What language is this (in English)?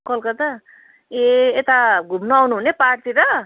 Nepali